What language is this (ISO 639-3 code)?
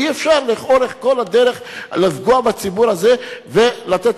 heb